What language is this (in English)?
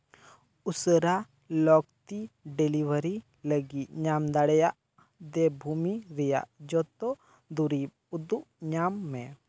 Santali